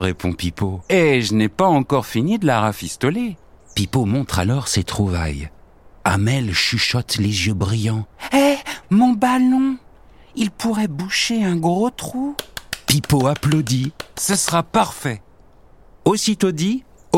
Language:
French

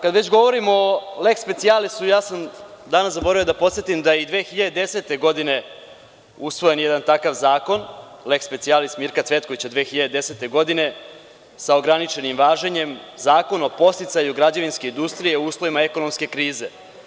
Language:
Serbian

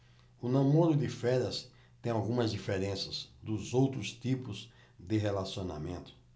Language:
Portuguese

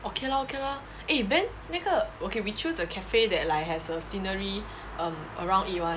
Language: English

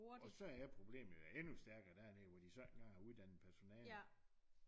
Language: Danish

